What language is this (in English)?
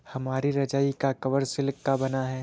Hindi